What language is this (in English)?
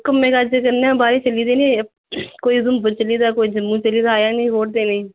Dogri